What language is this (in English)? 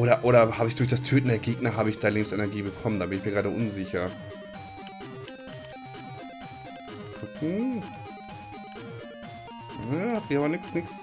German